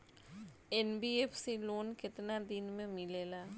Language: Bhojpuri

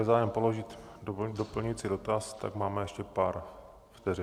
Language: Czech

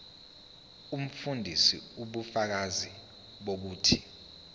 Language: Zulu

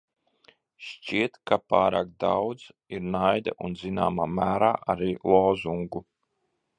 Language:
Latvian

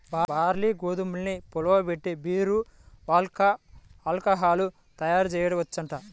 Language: Telugu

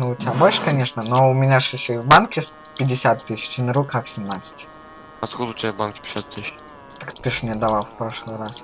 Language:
Russian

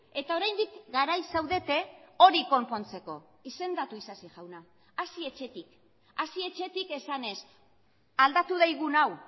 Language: Basque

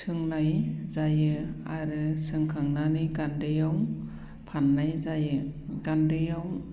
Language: Bodo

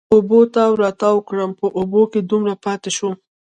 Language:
Pashto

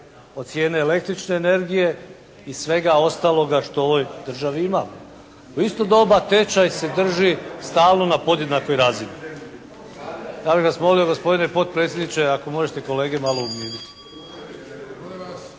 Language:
Croatian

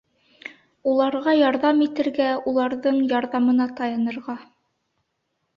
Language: Bashkir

